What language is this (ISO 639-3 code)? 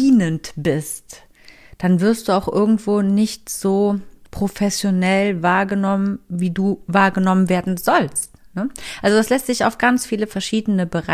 deu